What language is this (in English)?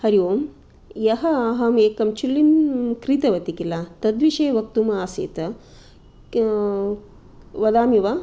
Sanskrit